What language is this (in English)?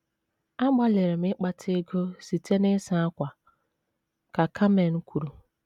Igbo